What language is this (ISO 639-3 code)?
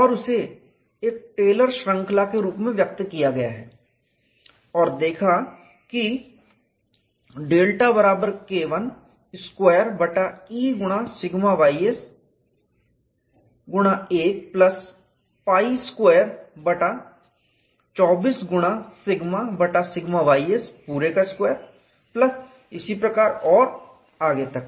hin